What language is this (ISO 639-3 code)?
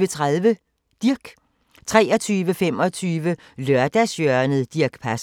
dan